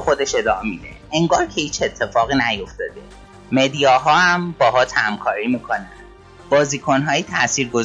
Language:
Persian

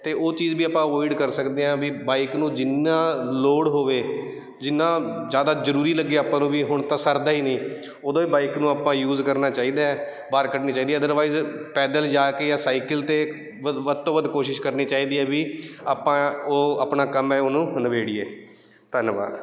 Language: Punjabi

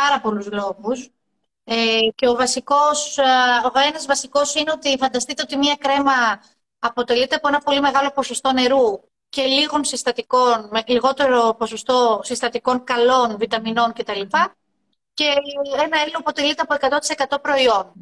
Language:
Greek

